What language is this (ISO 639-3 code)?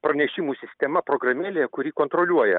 lit